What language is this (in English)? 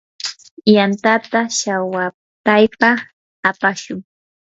Yanahuanca Pasco Quechua